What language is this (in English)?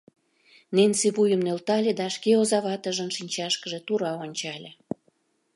Mari